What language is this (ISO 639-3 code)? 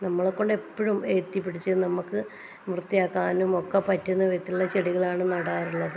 mal